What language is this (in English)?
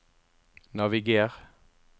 Norwegian